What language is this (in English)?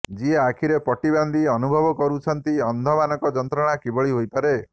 Odia